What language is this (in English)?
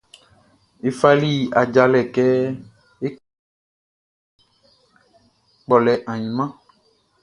Baoulé